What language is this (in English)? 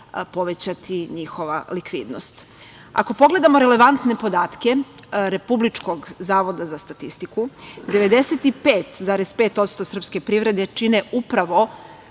Serbian